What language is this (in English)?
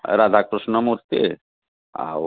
Odia